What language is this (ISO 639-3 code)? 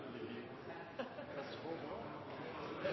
nob